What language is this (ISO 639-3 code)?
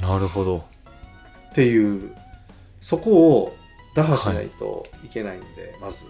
jpn